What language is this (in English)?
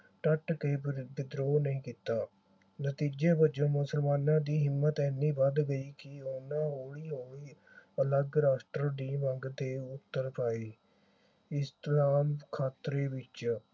Punjabi